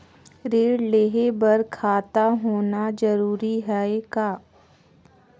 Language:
Chhattisgarhi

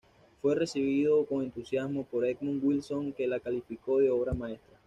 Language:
Spanish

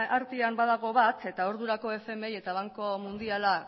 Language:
Basque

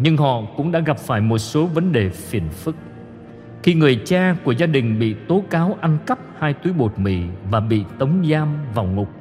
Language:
Vietnamese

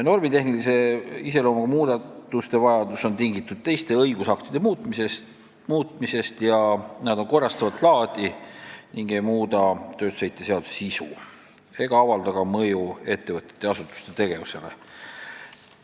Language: Estonian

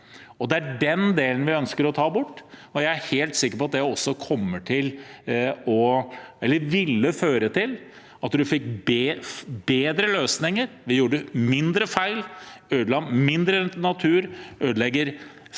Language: Norwegian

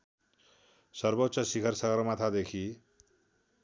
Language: Nepali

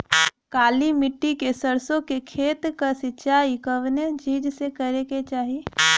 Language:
Bhojpuri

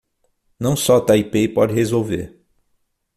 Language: Portuguese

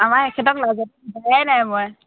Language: Assamese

